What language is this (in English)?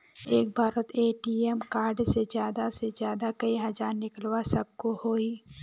Magahi